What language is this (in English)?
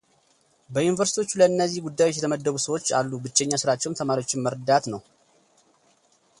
Amharic